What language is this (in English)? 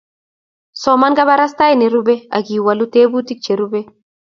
Kalenjin